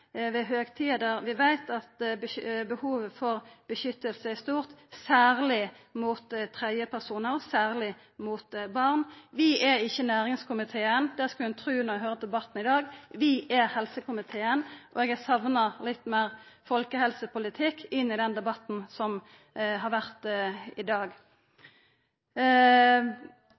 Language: Norwegian Nynorsk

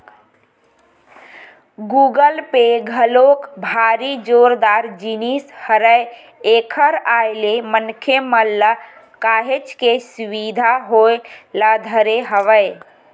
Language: Chhattisgarhi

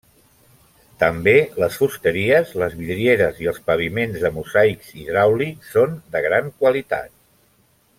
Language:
Catalan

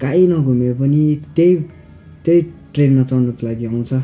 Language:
Nepali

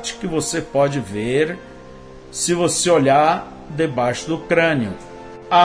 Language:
Portuguese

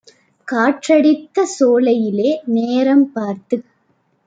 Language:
Tamil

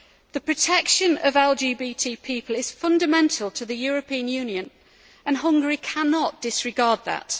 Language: English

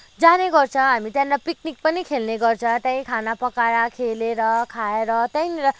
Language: Nepali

